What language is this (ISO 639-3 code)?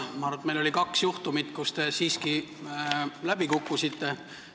est